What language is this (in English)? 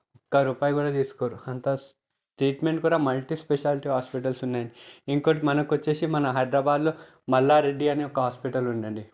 Telugu